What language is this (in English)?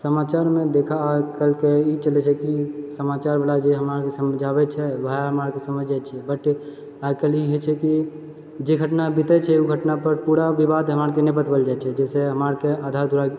Maithili